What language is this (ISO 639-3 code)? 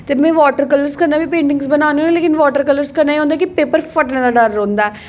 doi